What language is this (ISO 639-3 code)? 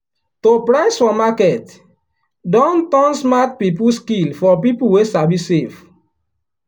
pcm